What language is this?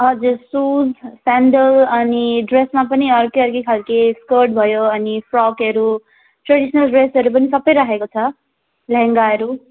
Nepali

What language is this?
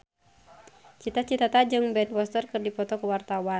Sundanese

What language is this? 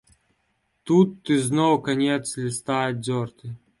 Belarusian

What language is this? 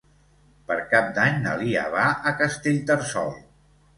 Catalan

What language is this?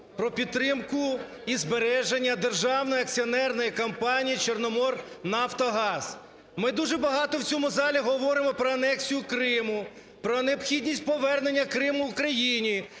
Ukrainian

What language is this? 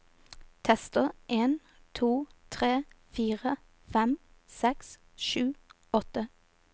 Norwegian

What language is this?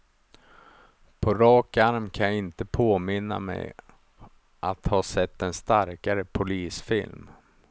Swedish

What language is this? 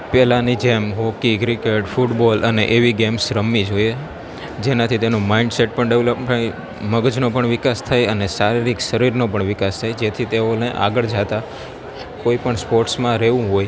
Gujarati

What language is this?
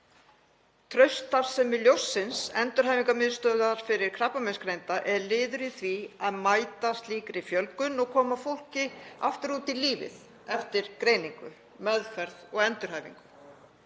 Icelandic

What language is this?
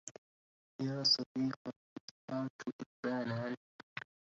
Arabic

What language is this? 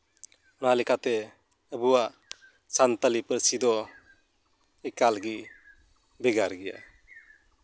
Santali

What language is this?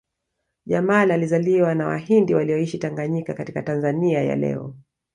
Swahili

